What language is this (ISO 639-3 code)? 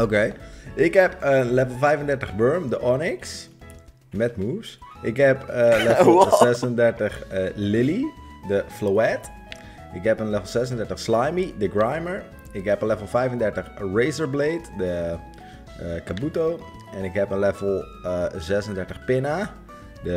nld